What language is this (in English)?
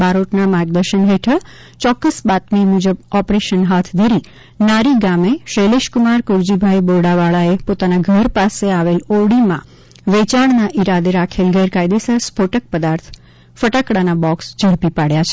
Gujarati